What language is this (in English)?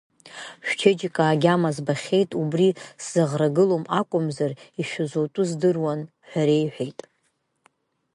Abkhazian